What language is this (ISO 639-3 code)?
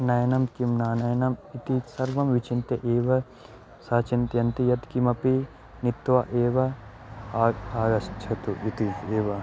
san